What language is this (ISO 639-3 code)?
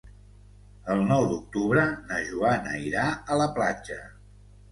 cat